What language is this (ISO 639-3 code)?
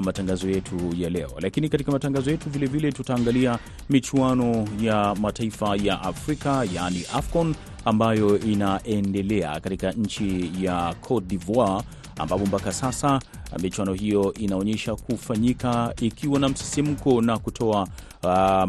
swa